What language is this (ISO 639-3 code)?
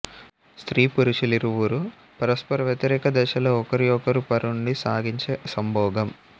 tel